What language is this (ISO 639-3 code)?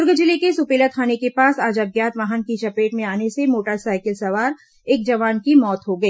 hin